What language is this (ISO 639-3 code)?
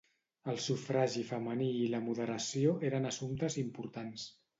cat